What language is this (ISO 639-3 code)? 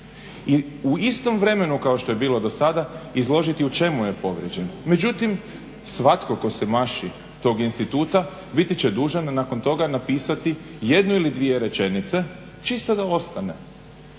hrv